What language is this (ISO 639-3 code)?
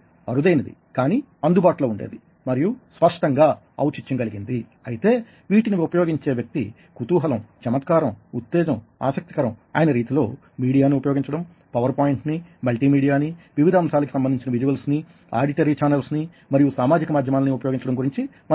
tel